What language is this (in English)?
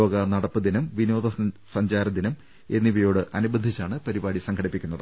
Malayalam